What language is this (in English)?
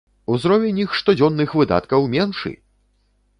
Belarusian